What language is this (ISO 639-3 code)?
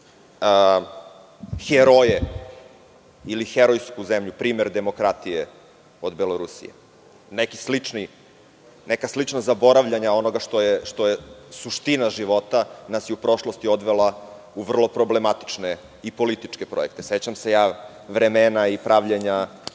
srp